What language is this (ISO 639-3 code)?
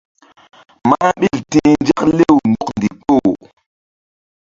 mdd